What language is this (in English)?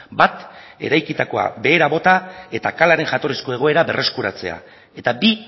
Basque